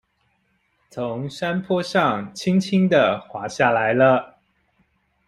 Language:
Chinese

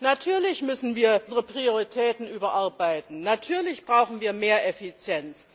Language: German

